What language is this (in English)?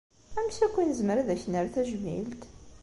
Kabyle